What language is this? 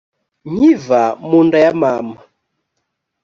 Kinyarwanda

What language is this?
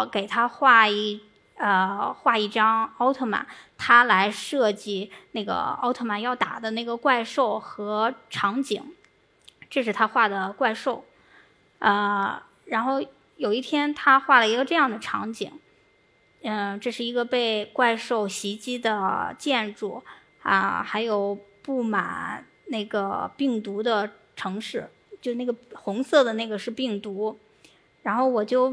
Chinese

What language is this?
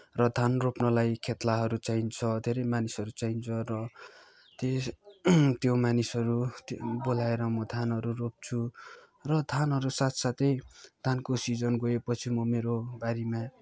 Nepali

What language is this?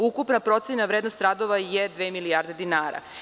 Serbian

